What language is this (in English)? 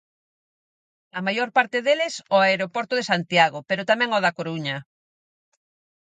Galician